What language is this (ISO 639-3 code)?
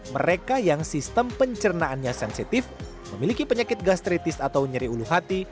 ind